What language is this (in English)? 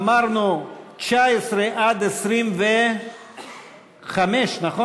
Hebrew